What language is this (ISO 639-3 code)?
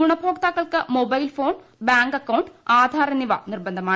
mal